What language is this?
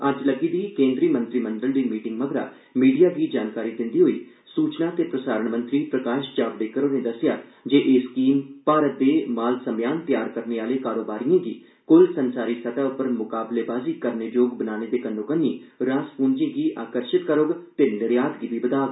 Dogri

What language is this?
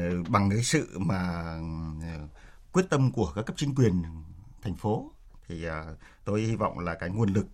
Vietnamese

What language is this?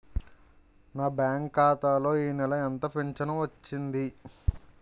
Telugu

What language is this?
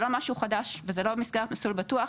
Hebrew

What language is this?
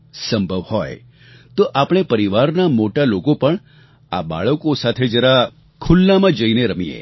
Gujarati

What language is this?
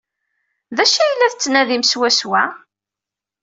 Kabyle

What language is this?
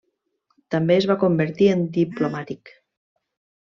Catalan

